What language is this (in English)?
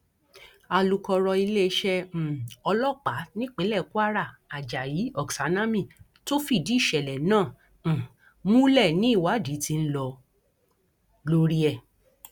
Yoruba